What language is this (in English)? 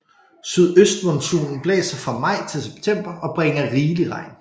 Danish